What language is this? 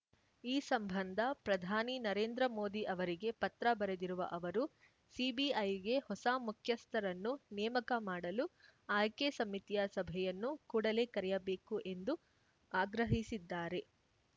Kannada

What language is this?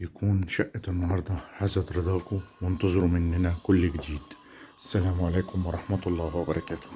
Arabic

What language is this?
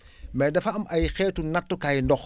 Wolof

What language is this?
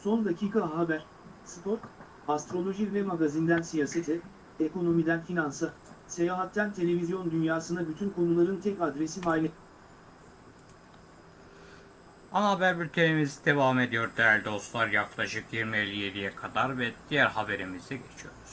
Turkish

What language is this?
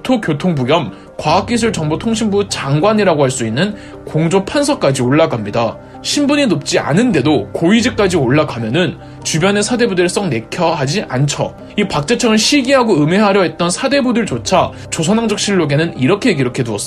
Korean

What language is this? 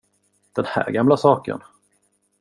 Swedish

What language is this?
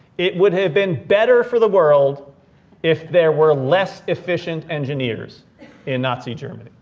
English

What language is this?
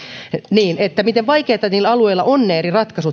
Finnish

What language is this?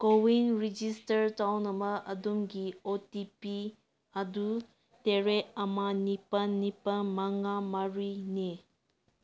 Manipuri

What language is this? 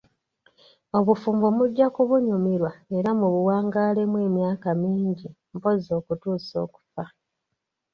Ganda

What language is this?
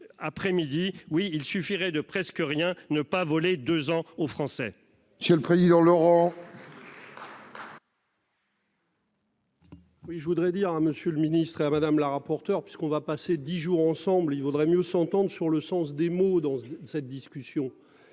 French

